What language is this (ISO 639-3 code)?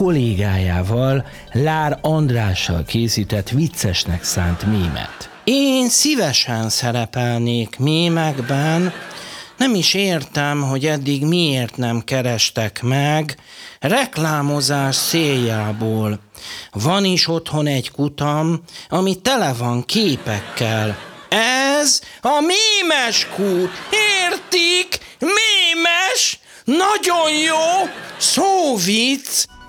hun